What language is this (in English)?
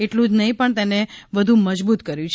Gujarati